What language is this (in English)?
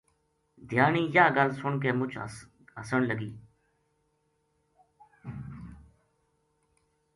Gujari